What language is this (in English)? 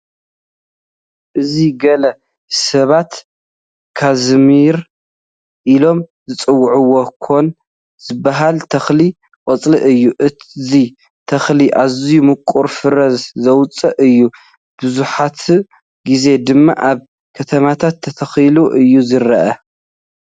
Tigrinya